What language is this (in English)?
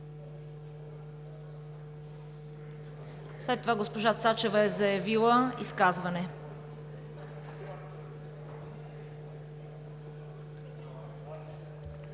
Bulgarian